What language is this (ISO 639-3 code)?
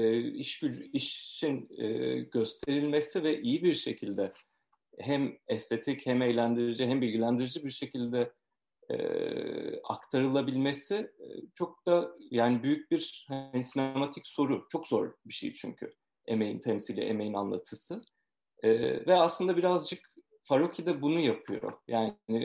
tur